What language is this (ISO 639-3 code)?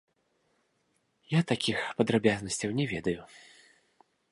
bel